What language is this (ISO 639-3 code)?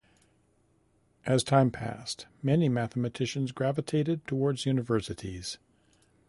eng